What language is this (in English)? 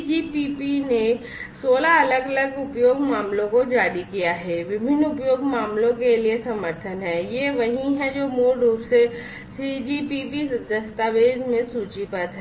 Hindi